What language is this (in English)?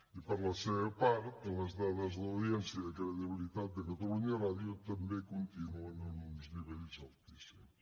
Catalan